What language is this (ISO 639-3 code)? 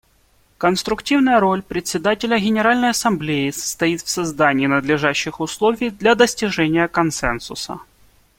rus